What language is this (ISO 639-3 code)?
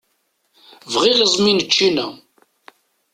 kab